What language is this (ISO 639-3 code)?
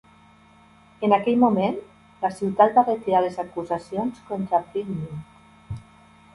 cat